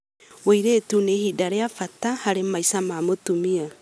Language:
Kikuyu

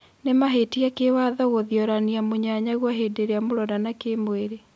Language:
Kikuyu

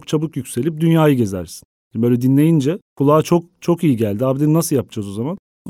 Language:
Turkish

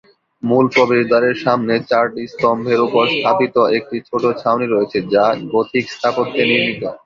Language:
Bangla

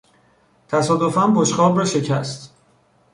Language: Persian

